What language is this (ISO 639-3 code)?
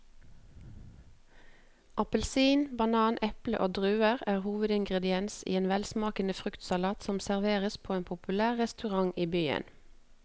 nor